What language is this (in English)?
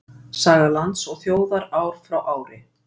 Icelandic